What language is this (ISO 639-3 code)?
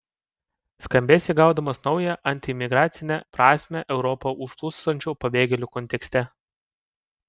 lit